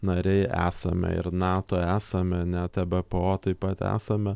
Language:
Lithuanian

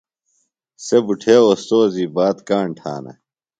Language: Phalura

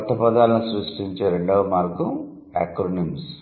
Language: Telugu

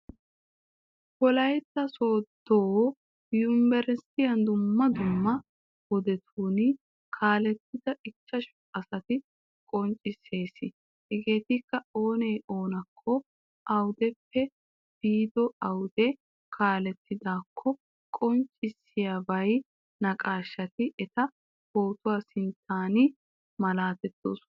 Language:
Wolaytta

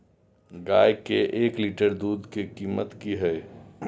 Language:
Maithili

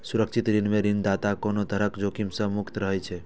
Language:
Maithili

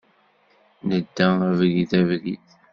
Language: Kabyle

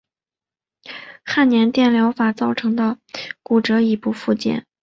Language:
Chinese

